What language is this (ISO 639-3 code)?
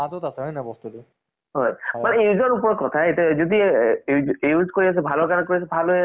asm